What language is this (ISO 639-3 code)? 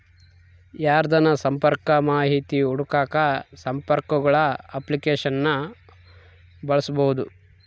kan